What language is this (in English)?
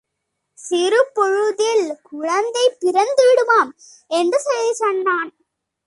Tamil